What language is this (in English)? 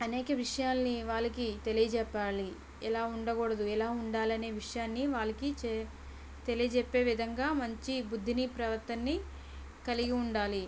Telugu